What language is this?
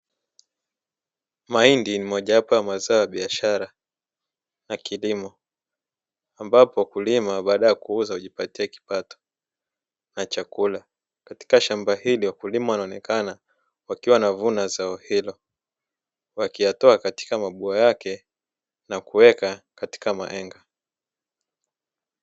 Swahili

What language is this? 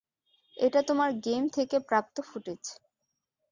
Bangla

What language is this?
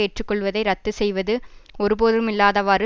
Tamil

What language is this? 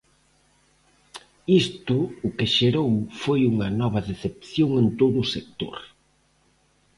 Galician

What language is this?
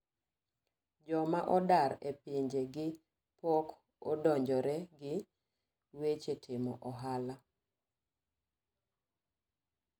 Luo (Kenya and Tanzania)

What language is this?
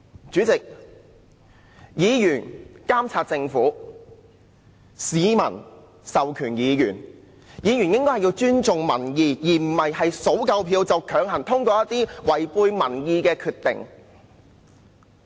Cantonese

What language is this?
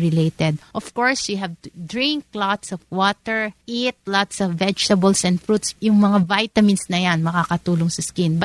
Filipino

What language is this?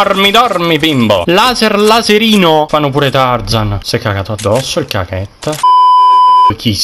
Italian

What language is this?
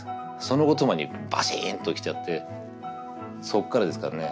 Japanese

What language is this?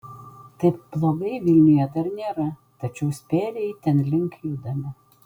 Lithuanian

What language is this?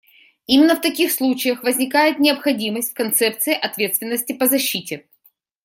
Russian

